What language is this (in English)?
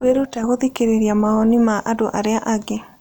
Kikuyu